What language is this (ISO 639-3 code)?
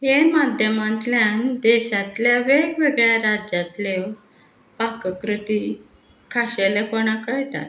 kok